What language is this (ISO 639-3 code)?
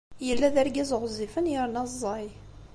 kab